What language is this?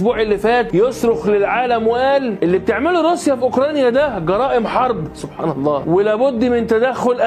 Arabic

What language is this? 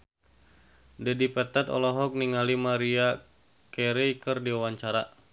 Sundanese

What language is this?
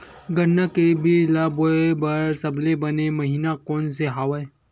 Chhattisgarhi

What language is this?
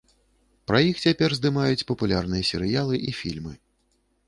Belarusian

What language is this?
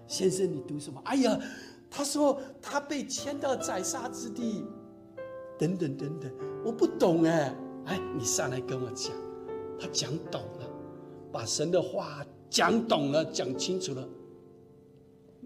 Chinese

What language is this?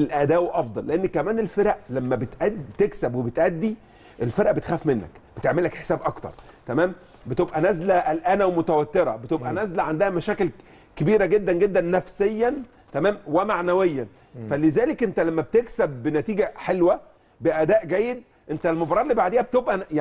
Arabic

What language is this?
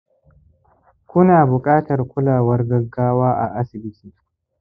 Hausa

